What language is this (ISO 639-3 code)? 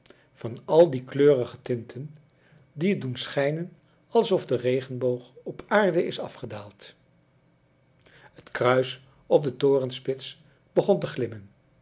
nld